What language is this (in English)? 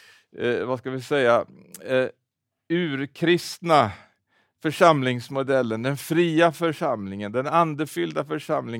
Swedish